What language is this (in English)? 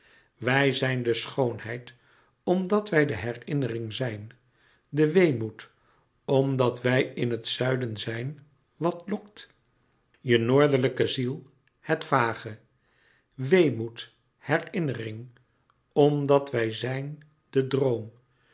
Dutch